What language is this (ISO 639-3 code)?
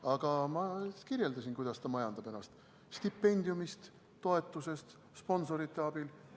est